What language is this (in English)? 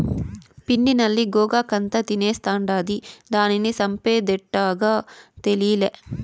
Telugu